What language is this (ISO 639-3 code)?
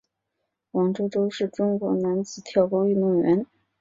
zho